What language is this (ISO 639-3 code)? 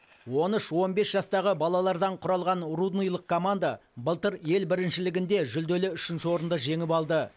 kaz